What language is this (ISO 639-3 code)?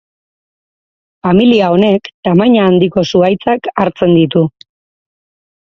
eus